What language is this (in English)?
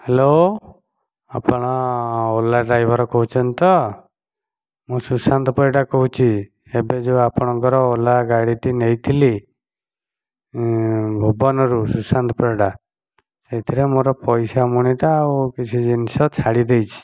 Odia